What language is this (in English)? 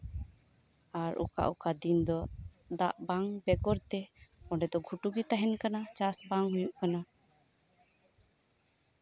Santali